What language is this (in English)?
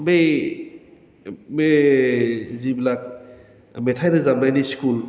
Bodo